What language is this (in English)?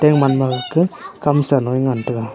Wancho Naga